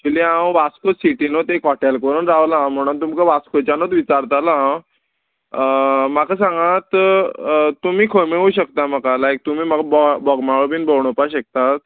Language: Konkani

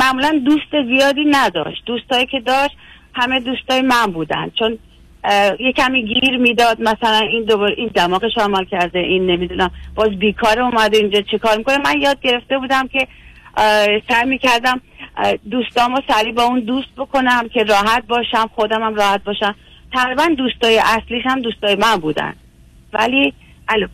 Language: Persian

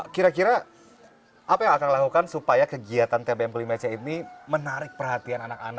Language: Indonesian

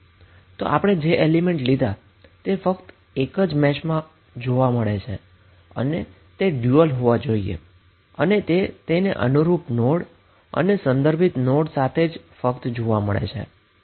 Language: Gujarati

